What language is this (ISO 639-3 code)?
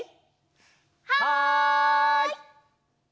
jpn